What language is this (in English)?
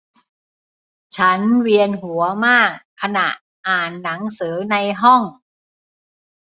Thai